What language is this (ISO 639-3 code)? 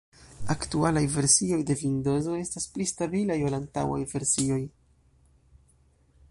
epo